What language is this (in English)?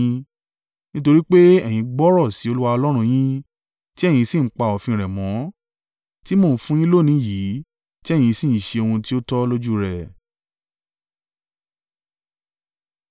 Yoruba